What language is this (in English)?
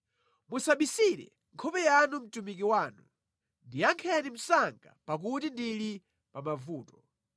Nyanja